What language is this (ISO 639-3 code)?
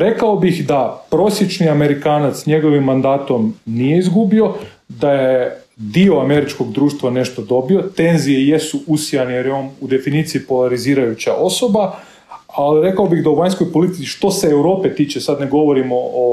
hrv